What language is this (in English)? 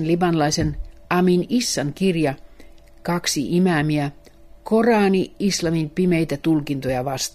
Finnish